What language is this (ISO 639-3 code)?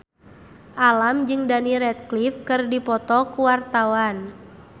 sun